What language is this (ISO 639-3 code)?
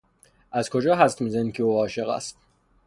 fas